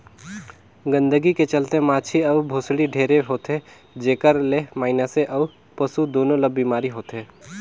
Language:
Chhattisgarhi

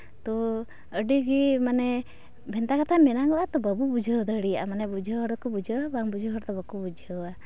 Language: Santali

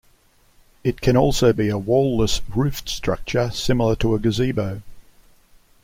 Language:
English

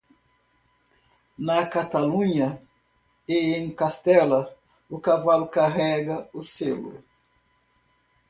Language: Portuguese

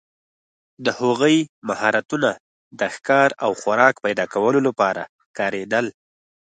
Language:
Pashto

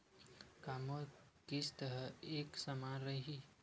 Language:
Chhattisgarhi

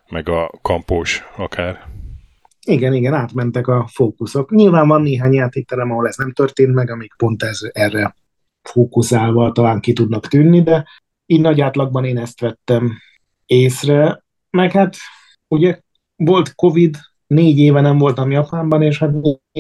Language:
Hungarian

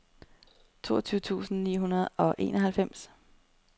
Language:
Danish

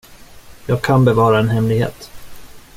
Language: Swedish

